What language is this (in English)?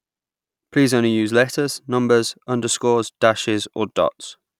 English